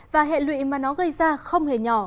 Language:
Vietnamese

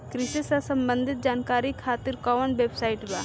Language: Bhojpuri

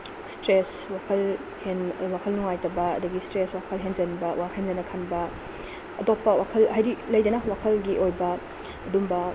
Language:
Manipuri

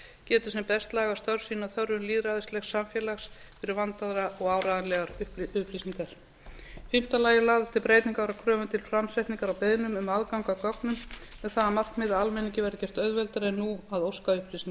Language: Icelandic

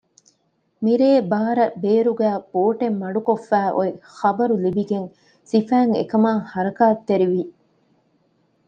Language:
Divehi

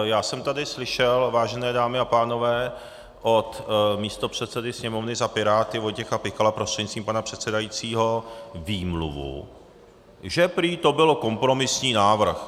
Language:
Czech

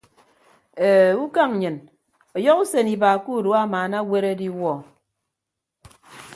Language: Ibibio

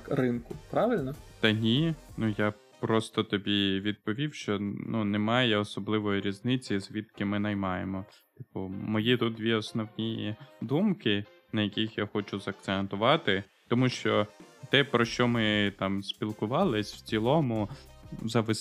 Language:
Ukrainian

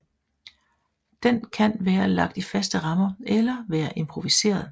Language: Danish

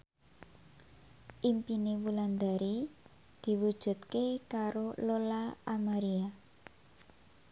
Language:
Javanese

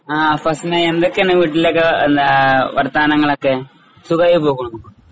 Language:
Malayalam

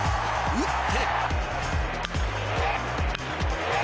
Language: Japanese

